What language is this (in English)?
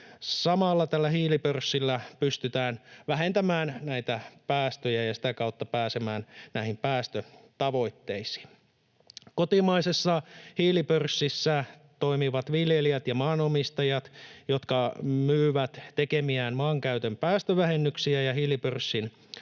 Finnish